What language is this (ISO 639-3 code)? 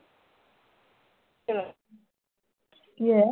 pan